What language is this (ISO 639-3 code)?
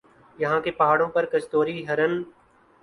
urd